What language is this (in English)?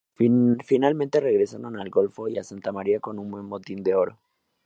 Spanish